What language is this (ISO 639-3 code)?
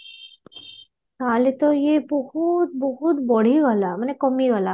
ori